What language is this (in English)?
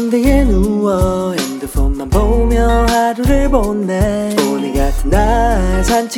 Korean